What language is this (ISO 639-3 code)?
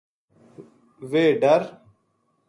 gju